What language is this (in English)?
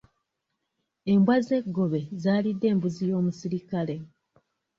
Ganda